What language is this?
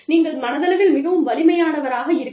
Tamil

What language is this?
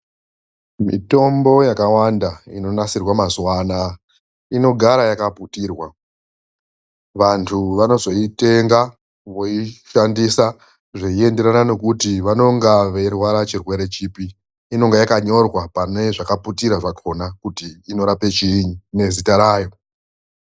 Ndau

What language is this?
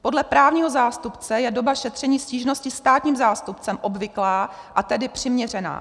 Czech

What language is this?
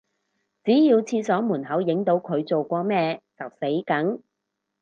Cantonese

